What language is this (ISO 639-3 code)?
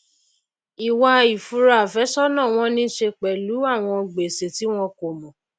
yor